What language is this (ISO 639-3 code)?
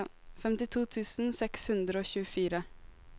nor